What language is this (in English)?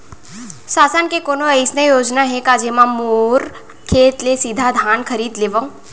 Chhattisgarhi